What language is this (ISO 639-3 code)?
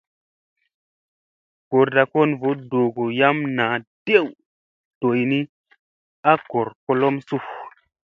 mse